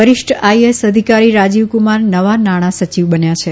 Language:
Gujarati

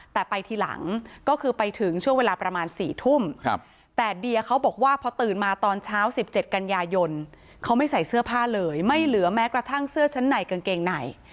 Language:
Thai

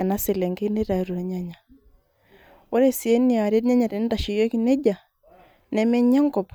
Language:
Masai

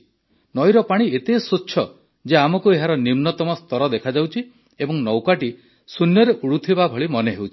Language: Odia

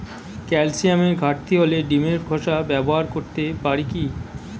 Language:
Bangla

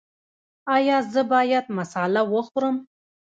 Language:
Pashto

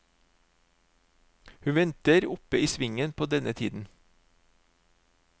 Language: Norwegian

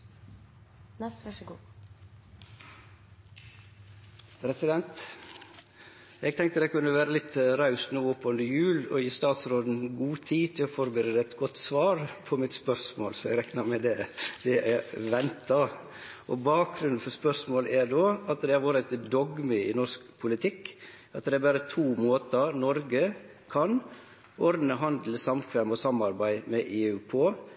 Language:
Norwegian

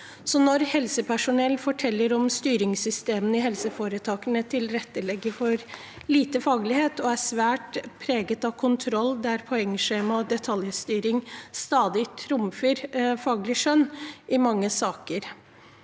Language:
Norwegian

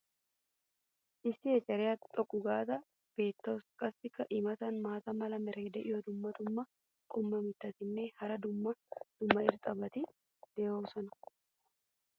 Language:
Wolaytta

